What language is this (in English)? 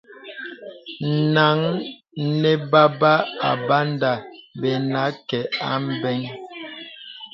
Bebele